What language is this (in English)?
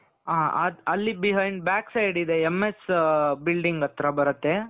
Kannada